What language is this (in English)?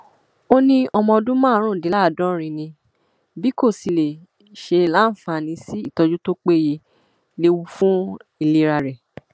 Yoruba